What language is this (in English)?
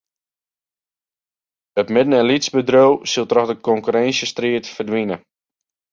Western Frisian